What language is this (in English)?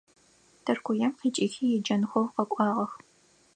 Adyghe